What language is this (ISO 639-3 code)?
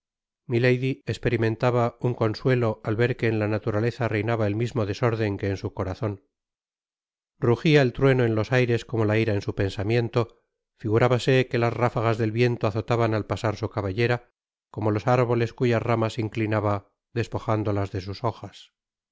spa